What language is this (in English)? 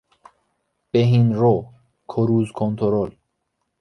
Persian